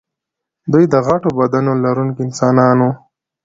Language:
Pashto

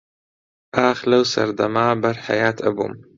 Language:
Central Kurdish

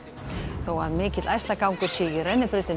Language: Icelandic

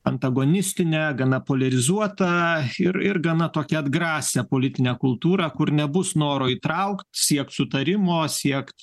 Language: Lithuanian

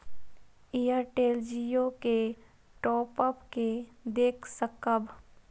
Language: Maithili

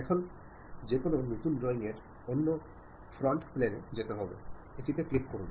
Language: Bangla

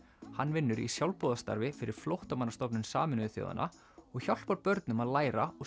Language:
Icelandic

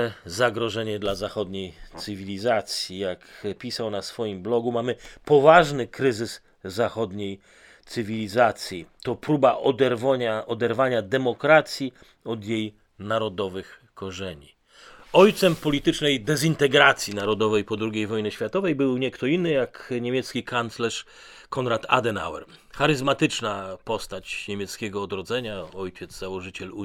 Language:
Polish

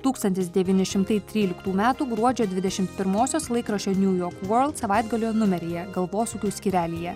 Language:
Lithuanian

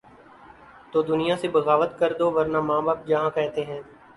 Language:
Urdu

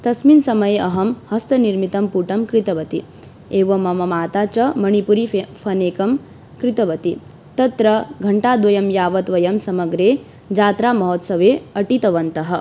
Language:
Sanskrit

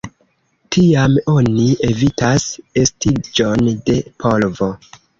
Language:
Esperanto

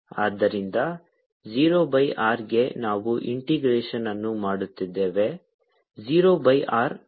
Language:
Kannada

